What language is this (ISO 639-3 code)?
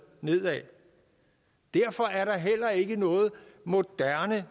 dan